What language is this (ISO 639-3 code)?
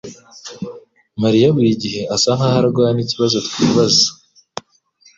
kin